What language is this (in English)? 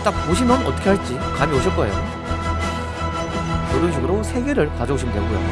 Korean